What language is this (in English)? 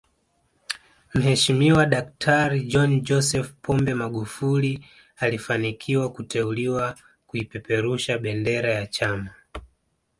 Swahili